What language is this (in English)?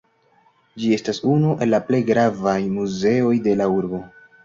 Esperanto